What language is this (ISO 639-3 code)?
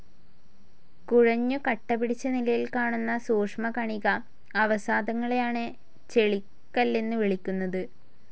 mal